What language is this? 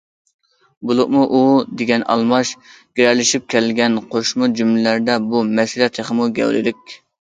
Uyghur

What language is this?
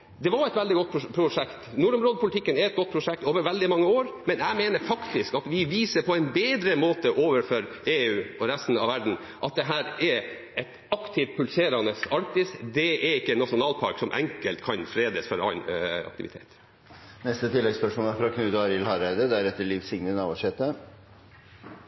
Norwegian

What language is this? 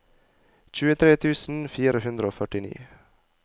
Norwegian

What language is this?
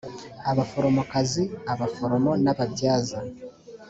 Kinyarwanda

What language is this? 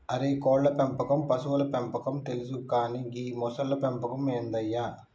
Telugu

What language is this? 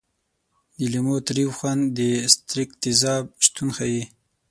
Pashto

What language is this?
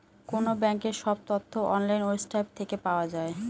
Bangla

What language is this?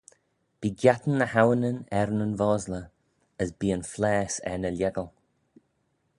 Manx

